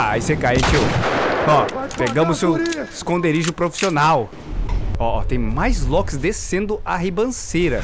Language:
Portuguese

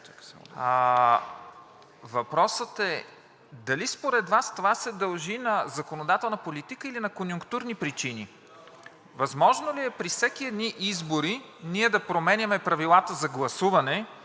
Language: Bulgarian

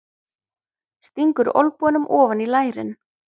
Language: Icelandic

